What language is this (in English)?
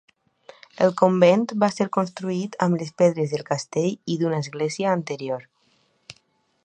Catalan